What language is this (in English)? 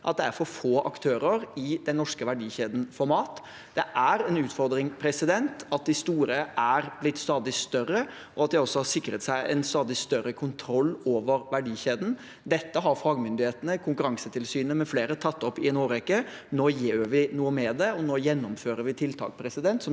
Norwegian